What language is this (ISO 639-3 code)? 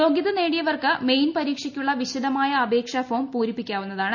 mal